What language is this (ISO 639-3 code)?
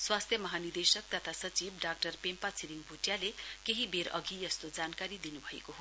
nep